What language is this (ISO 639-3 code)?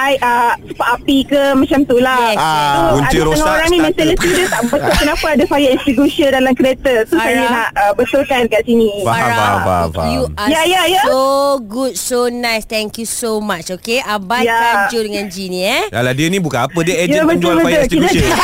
msa